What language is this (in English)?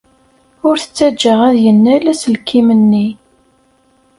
Kabyle